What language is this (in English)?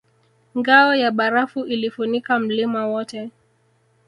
Swahili